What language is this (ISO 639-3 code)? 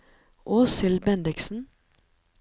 nor